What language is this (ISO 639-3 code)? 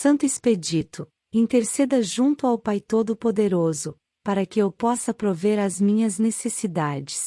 por